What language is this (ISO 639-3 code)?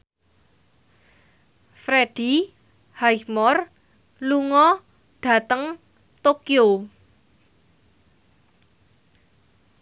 jav